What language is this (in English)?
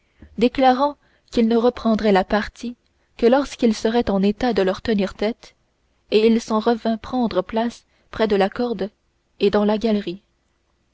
French